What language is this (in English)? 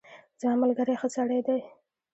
Pashto